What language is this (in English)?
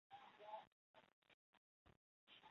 Chinese